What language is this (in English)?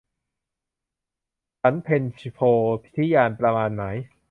Thai